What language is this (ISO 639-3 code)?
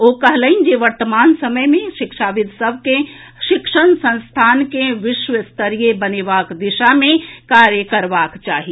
mai